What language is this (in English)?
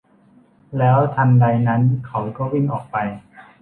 Thai